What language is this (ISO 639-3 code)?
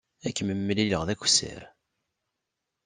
kab